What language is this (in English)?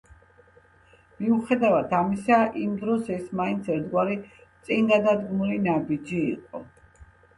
Georgian